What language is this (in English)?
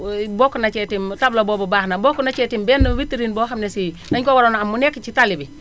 Wolof